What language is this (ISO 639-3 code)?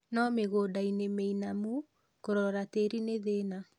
kik